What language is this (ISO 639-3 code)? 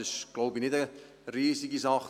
gsw